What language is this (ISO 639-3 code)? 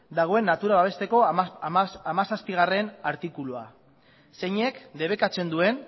eus